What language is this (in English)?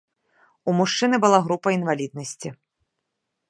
Belarusian